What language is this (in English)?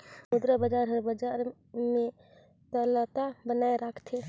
Chhattisgarhi